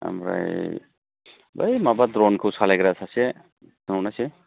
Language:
Bodo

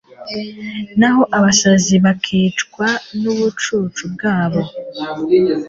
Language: Kinyarwanda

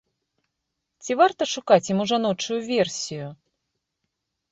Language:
Belarusian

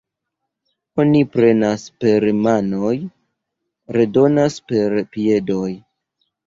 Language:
Esperanto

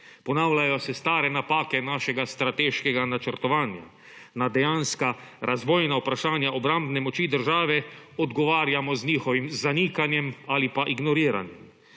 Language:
Slovenian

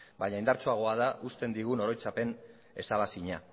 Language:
Basque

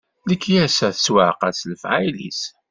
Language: Kabyle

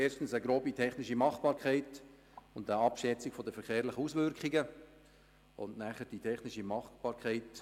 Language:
Swiss German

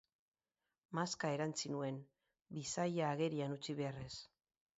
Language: Basque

